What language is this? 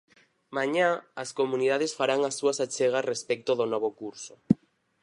Galician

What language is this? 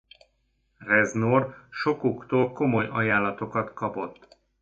Hungarian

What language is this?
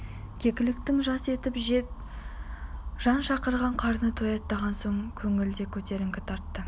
Kazakh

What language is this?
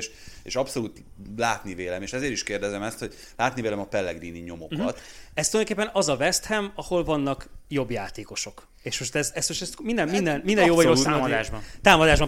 Hungarian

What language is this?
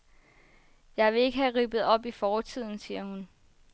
Danish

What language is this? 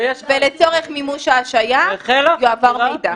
Hebrew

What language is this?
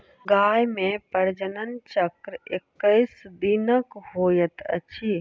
Maithili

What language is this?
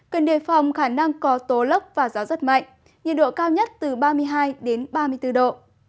Vietnamese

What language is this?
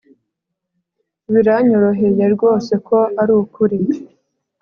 Kinyarwanda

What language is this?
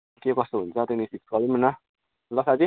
Nepali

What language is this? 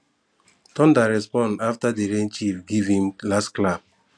Nigerian Pidgin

